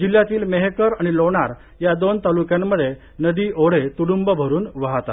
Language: Marathi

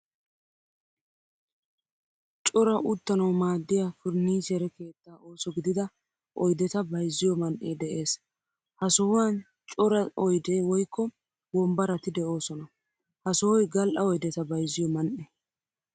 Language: Wolaytta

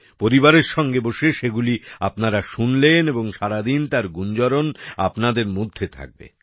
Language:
Bangla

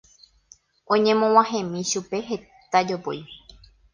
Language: Guarani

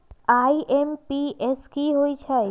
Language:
Magahi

